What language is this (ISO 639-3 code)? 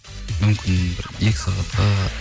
kaz